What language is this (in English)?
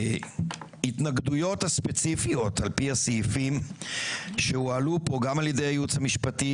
Hebrew